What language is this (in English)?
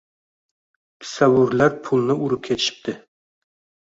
Uzbek